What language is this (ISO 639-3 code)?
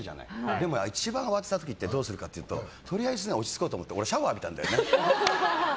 jpn